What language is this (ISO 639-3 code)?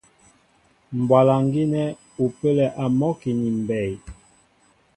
mbo